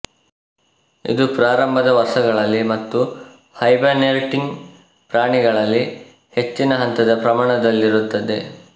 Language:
Kannada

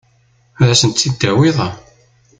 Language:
Kabyle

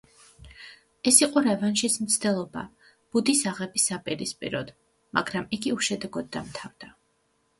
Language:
Georgian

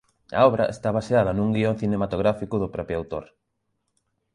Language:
Galician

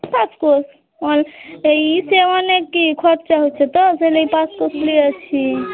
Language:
Bangla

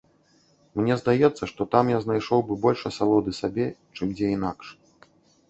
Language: Belarusian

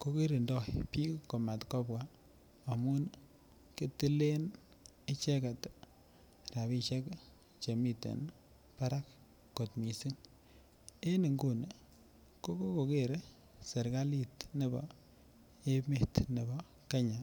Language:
Kalenjin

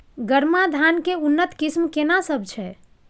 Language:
Maithili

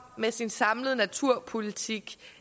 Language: Danish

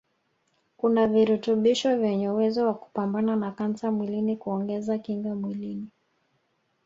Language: Swahili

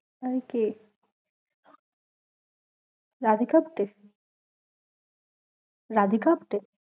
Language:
Bangla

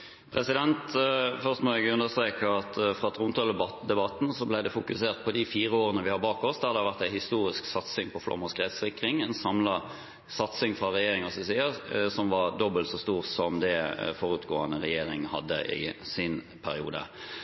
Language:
Norwegian Bokmål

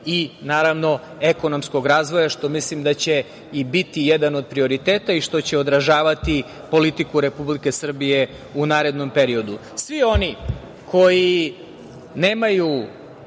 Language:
Serbian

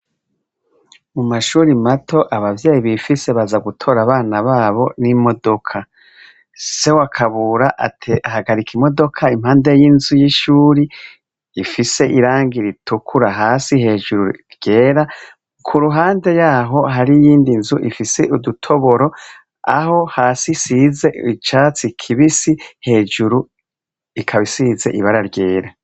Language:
Rundi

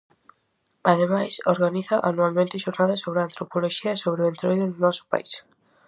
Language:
Galician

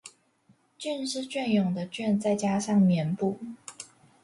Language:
Chinese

